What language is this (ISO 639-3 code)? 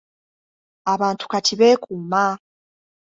lug